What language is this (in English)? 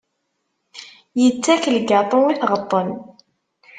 Kabyle